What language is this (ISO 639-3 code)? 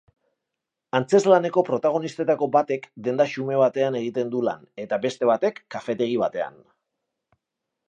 eus